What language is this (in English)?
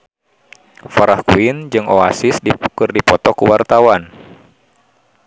Sundanese